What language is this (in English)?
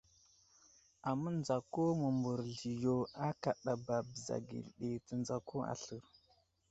Wuzlam